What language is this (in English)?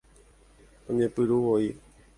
Guarani